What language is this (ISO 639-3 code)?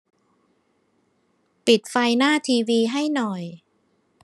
tha